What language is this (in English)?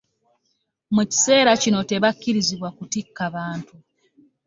Ganda